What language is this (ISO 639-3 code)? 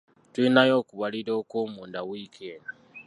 lug